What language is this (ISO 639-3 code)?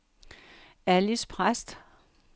dan